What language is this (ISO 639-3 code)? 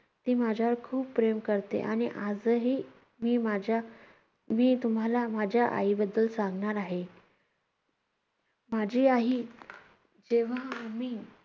mar